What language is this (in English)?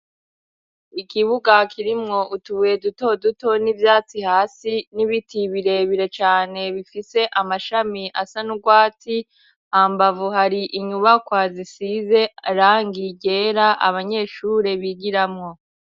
Rundi